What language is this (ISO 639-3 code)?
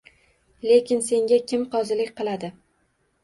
uzb